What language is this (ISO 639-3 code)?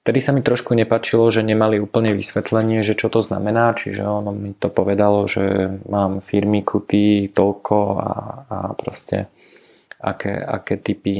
slk